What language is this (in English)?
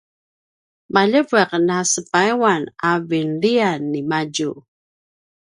Paiwan